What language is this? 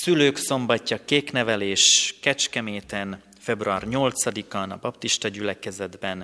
Hungarian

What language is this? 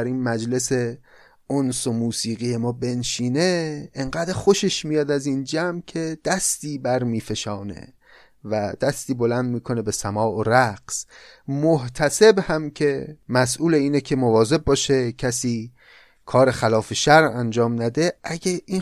Persian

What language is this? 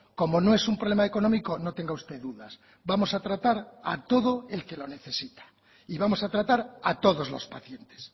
Spanish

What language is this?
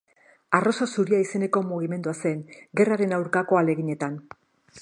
Basque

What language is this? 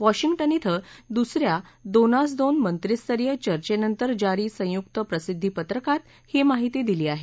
Marathi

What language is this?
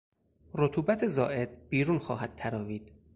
Persian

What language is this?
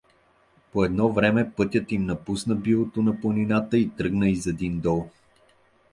Bulgarian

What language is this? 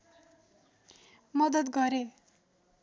Nepali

